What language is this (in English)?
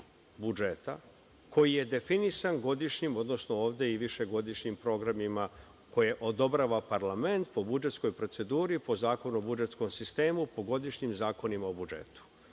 Serbian